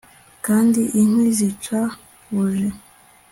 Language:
Kinyarwanda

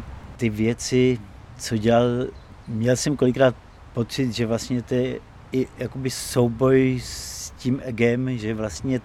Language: Czech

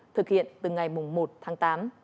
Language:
Vietnamese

